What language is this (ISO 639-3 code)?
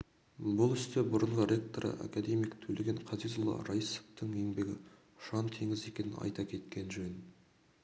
kaz